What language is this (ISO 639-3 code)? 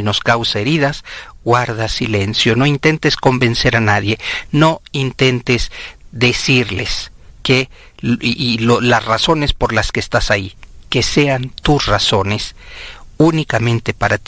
spa